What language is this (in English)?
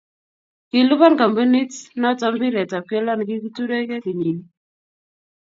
Kalenjin